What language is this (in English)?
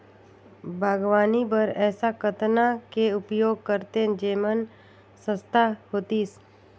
Chhattisgarhi